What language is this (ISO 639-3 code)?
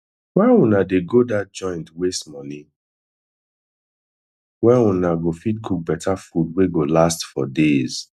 pcm